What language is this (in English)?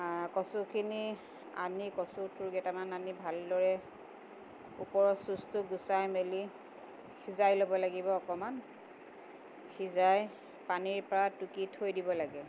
Assamese